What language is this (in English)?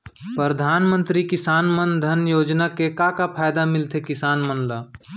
Chhattisgarhi